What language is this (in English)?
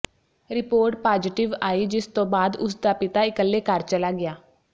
Punjabi